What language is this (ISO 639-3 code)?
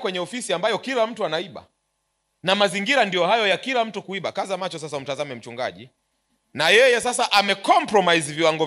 swa